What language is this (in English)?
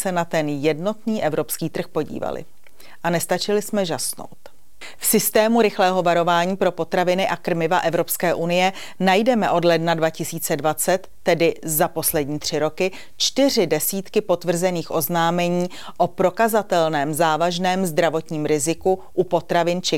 Czech